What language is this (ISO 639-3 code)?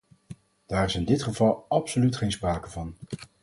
nld